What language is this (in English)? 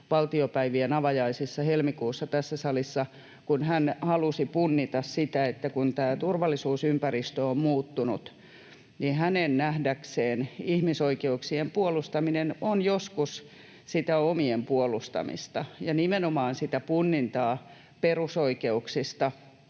Finnish